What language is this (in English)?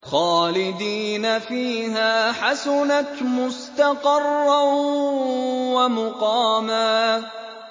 Arabic